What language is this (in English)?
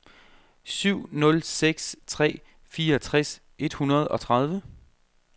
Danish